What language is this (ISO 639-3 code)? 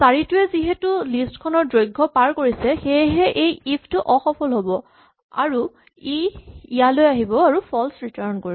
asm